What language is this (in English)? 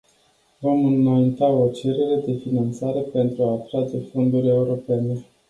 Romanian